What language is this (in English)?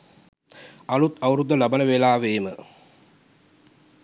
Sinhala